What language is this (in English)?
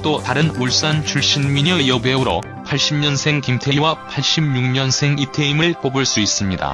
Korean